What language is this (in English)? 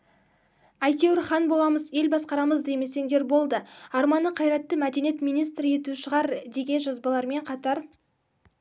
Kazakh